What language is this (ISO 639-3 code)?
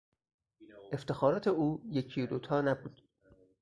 fas